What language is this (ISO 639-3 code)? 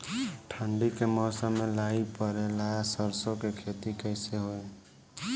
bho